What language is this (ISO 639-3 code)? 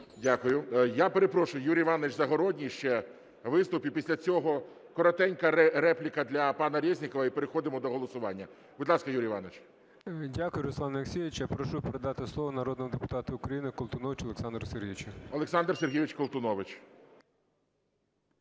ukr